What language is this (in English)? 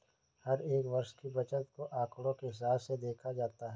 Hindi